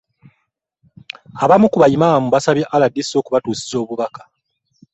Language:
Ganda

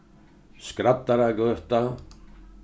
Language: Faroese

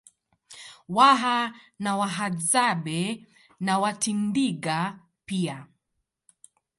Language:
Swahili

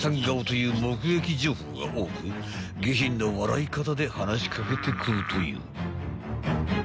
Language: Japanese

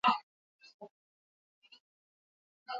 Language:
Basque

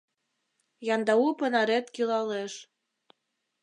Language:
Mari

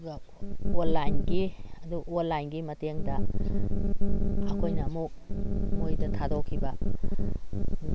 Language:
Manipuri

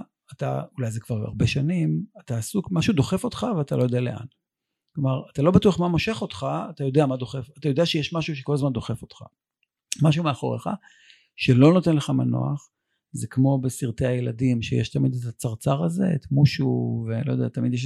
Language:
Hebrew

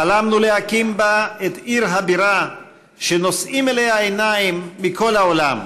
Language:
Hebrew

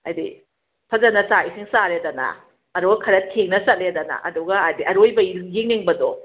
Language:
Manipuri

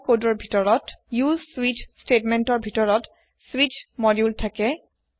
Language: Assamese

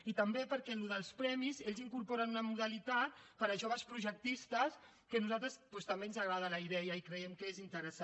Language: Catalan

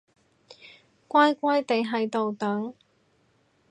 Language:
Cantonese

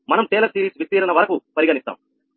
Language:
Telugu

